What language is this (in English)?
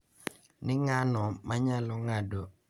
Luo (Kenya and Tanzania)